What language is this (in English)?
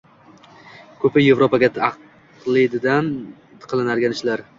Uzbek